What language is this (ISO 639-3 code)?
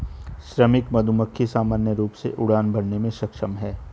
hin